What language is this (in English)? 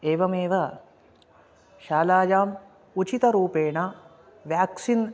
Sanskrit